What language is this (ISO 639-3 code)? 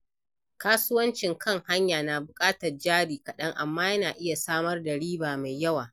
hau